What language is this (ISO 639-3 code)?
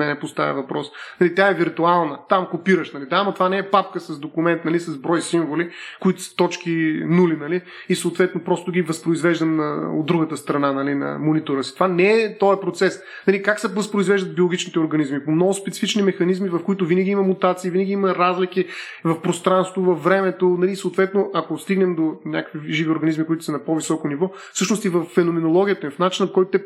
bul